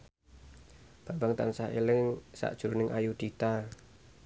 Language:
Javanese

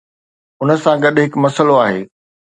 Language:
Sindhi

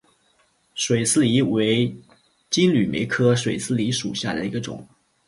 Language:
Chinese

